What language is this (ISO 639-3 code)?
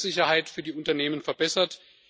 deu